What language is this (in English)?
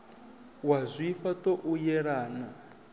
Venda